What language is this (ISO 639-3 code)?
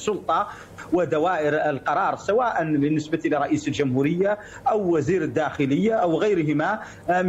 ara